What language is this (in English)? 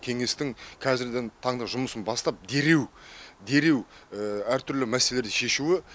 Kazakh